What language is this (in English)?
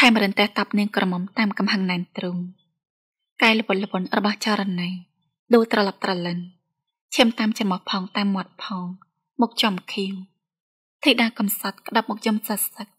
Thai